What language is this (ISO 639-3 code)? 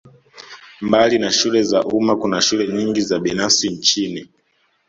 swa